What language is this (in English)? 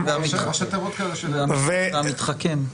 Hebrew